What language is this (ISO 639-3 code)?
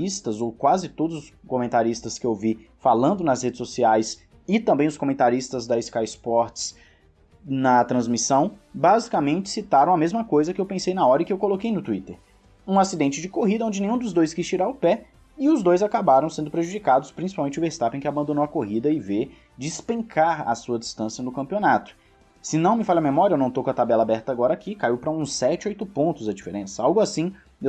por